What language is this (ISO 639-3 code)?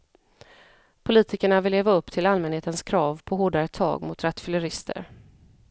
swe